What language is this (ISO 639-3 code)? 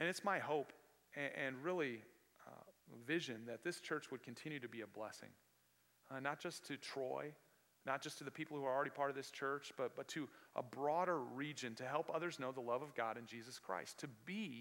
eng